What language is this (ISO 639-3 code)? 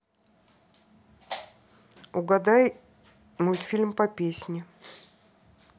rus